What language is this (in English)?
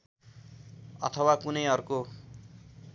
Nepali